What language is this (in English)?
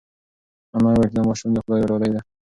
Pashto